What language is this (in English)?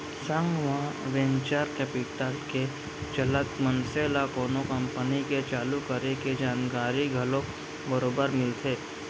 Chhattisgarhi